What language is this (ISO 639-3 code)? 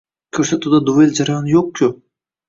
uzb